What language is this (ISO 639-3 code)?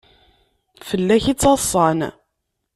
kab